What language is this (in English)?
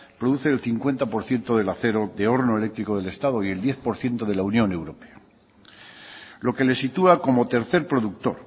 Spanish